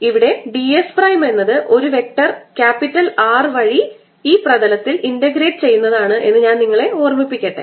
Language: Malayalam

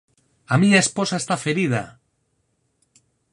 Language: Galician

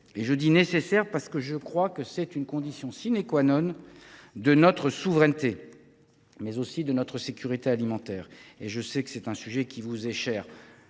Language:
French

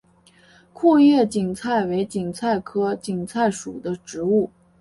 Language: Chinese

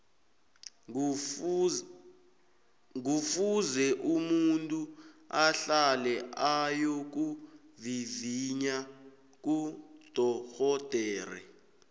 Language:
South Ndebele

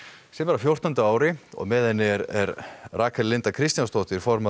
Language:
Icelandic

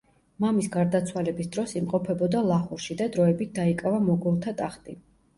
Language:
Georgian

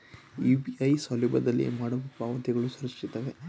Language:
Kannada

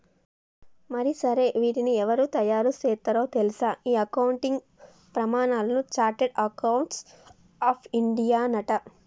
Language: Telugu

